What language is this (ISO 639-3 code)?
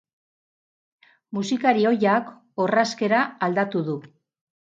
eus